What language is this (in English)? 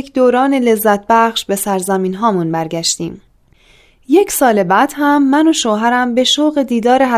Persian